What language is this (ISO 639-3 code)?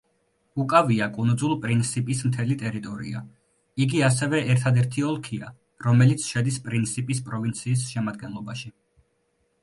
kat